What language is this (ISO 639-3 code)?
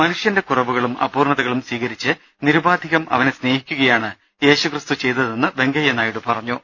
mal